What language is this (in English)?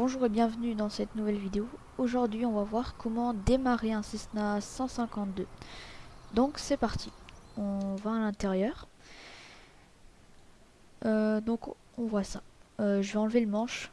French